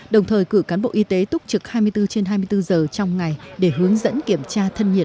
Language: Vietnamese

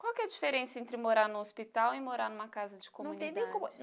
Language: Portuguese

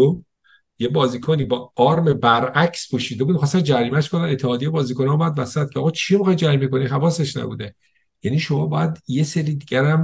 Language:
Persian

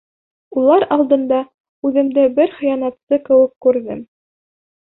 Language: Bashkir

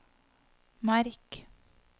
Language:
Norwegian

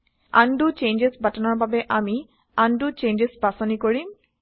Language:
Assamese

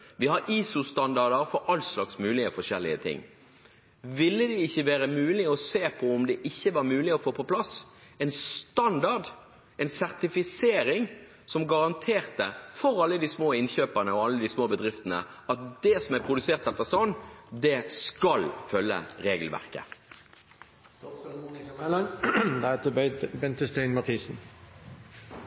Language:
Norwegian Bokmål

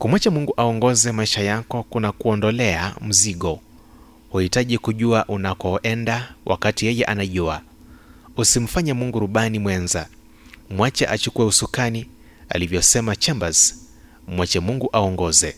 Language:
Swahili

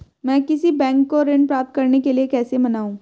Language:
Hindi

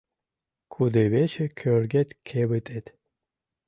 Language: Mari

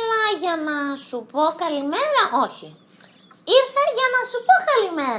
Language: Greek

